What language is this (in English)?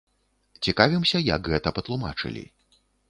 Belarusian